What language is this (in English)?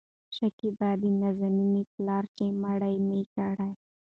Pashto